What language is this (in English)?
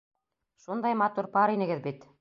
Bashkir